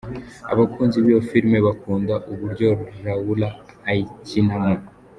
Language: Kinyarwanda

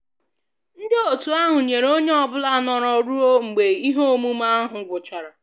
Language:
Igbo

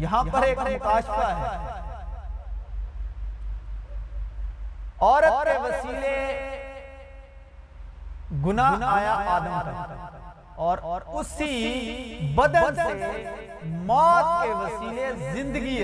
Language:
Urdu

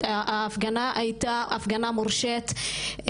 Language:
Hebrew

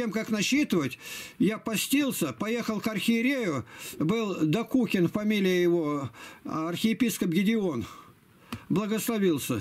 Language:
Russian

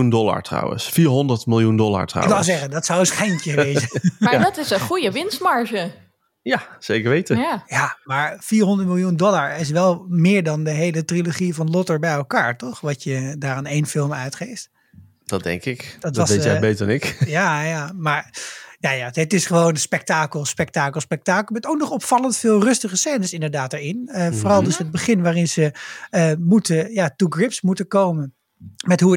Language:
Dutch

